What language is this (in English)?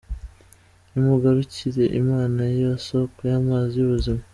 Kinyarwanda